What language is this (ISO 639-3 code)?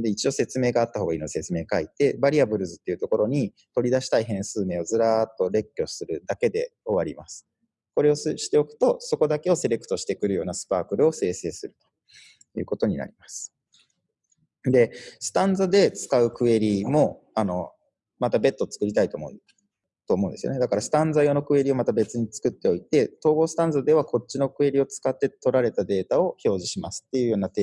jpn